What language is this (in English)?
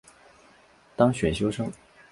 Chinese